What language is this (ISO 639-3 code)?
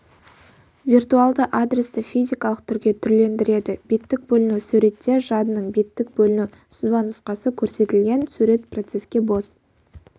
kaz